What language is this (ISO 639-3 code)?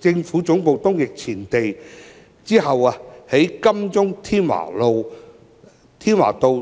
yue